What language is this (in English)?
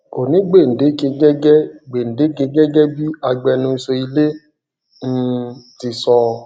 Yoruba